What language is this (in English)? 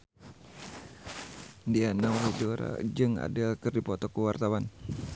Sundanese